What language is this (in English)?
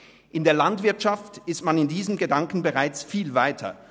Swiss German